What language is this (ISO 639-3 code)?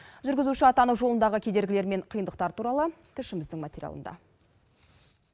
kaz